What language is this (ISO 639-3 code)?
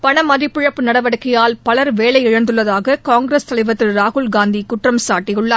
tam